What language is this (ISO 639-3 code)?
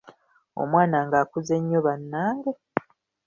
lug